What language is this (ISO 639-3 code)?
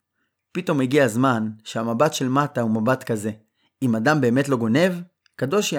heb